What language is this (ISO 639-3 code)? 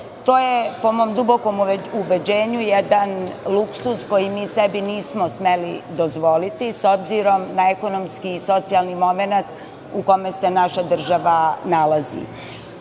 srp